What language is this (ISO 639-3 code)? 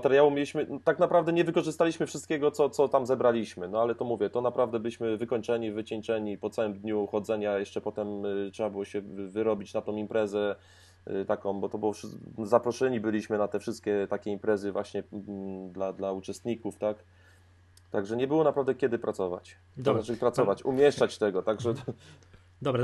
pol